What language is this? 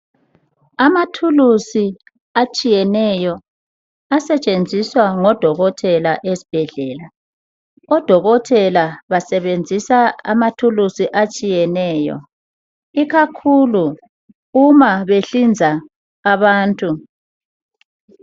North Ndebele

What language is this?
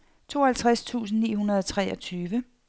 Danish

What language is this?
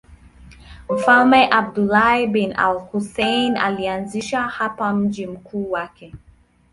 Swahili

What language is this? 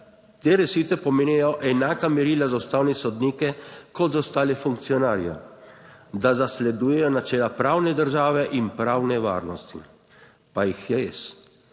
Slovenian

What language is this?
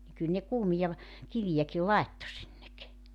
Finnish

